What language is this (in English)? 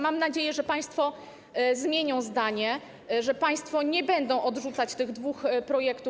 Polish